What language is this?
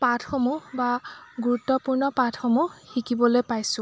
Assamese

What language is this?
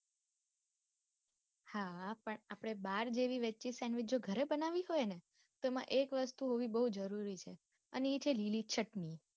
Gujarati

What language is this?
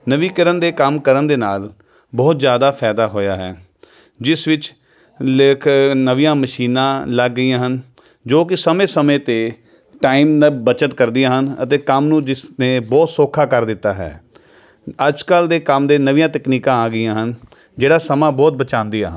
Punjabi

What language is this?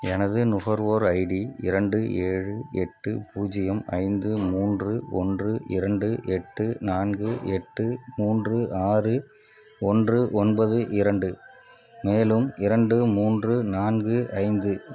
Tamil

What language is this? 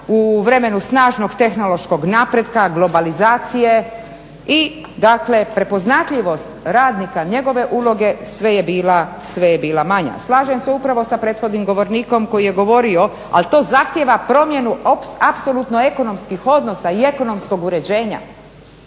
Croatian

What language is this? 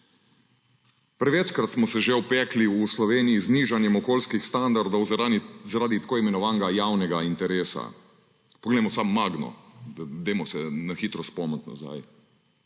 Slovenian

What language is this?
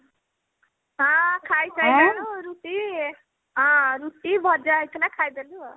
Odia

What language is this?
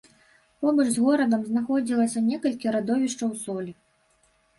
Belarusian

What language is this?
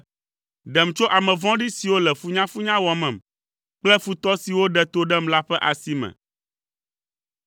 Ewe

